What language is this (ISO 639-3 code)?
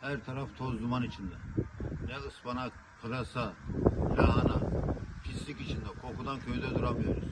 tur